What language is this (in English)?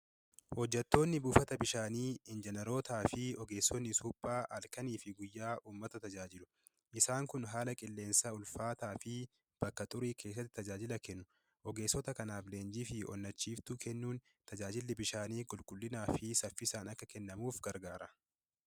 Oromo